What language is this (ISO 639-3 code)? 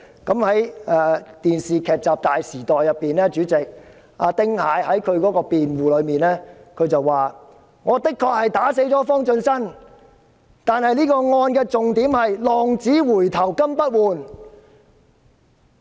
yue